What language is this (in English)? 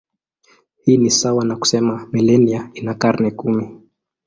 Swahili